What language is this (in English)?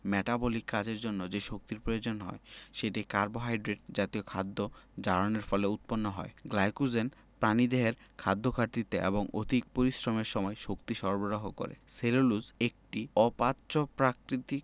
Bangla